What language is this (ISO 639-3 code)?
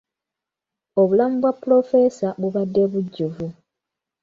lug